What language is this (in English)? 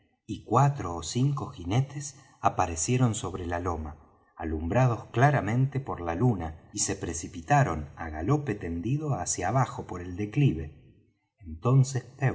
Spanish